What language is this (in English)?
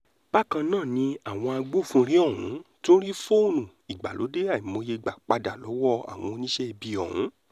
Yoruba